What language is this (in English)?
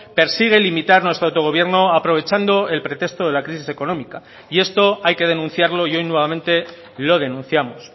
Spanish